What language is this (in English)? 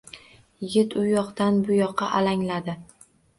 Uzbek